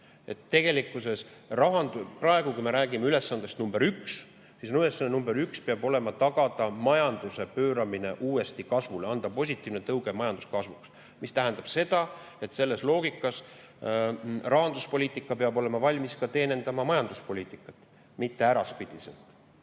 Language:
Estonian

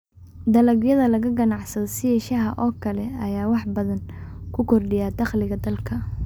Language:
Somali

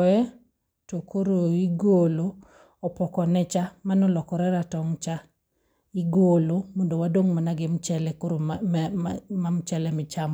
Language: Luo (Kenya and Tanzania)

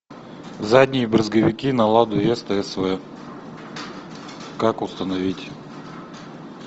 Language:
Russian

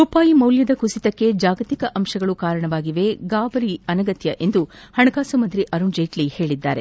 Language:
Kannada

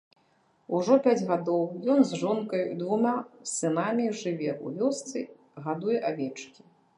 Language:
Belarusian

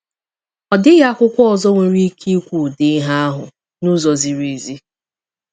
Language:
Igbo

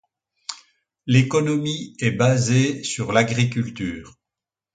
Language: French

